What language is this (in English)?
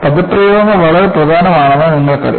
Malayalam